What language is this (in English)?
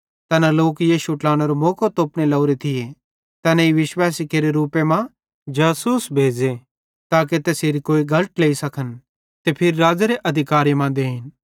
Bhadrawahi